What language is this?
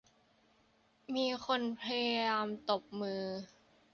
Thai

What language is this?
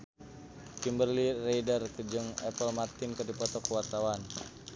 Sundanese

